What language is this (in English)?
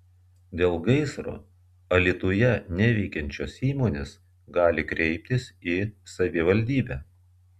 Lithuanian